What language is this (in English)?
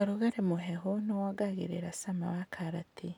Kikuyu